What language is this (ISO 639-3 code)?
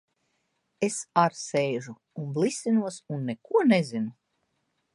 lav